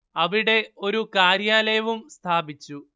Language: Malayalam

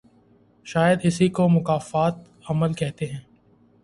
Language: Urdu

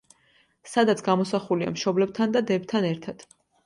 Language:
Georgian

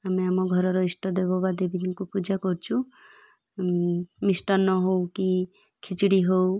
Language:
Odia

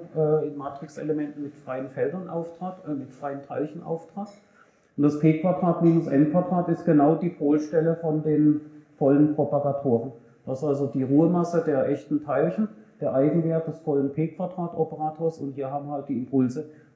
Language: German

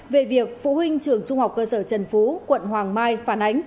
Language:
Vietnamese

